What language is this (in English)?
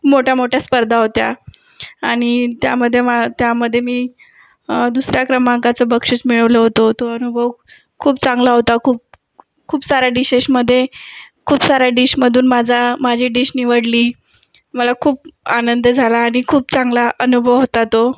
Marathi